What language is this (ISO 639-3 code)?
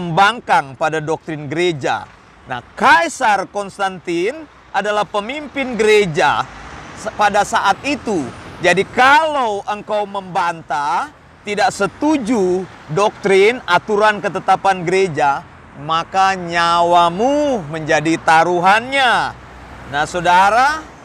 ind